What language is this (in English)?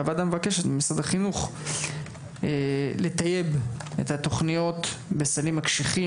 Hebrew